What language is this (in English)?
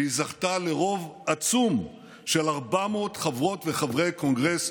Hebrew